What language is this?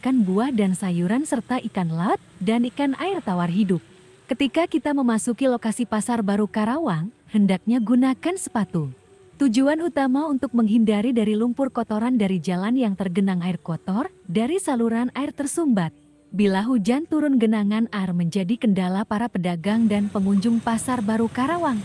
Indonesian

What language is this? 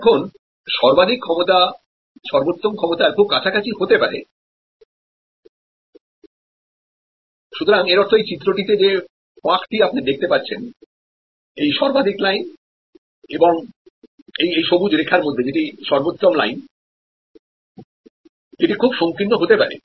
Bangla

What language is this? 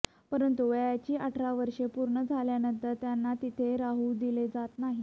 Marathi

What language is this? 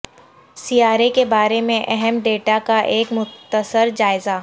Urdu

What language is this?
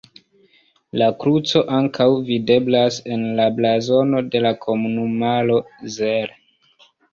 Esperanto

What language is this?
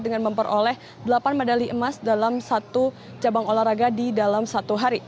Indonesian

